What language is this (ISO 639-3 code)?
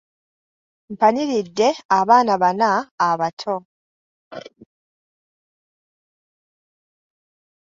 lug